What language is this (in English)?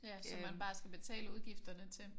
Danish